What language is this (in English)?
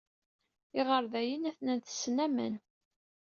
Kabyle